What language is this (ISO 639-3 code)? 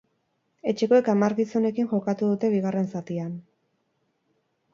eus